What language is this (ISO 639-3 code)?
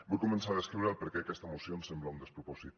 cat